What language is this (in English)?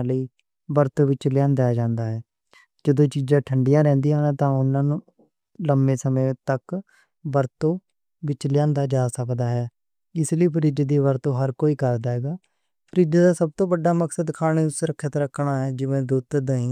Western Panjabi